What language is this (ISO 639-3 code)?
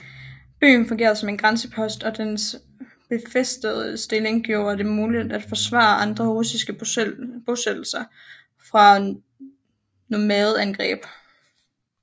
dan